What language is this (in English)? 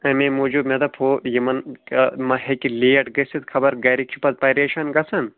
Kashmiri